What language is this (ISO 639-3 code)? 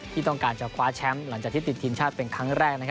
tha